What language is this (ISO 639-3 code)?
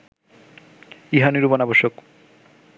ben